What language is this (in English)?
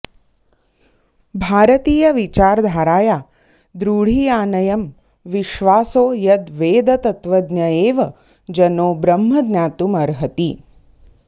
Sanskrit